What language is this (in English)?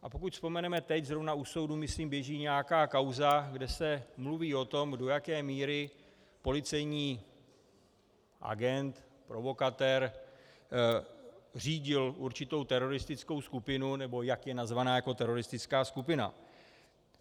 Czech